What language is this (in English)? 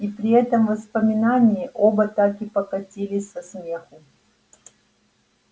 Russian